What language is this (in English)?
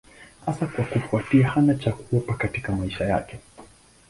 Swahili